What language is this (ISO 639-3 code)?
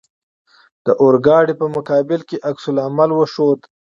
pus